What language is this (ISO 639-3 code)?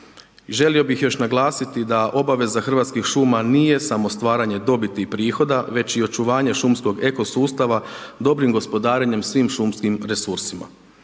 hrv